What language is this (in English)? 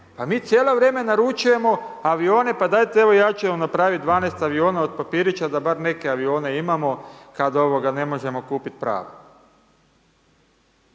Croatian